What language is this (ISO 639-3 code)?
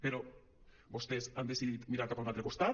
cat